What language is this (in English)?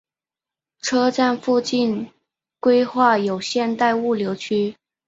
Chinese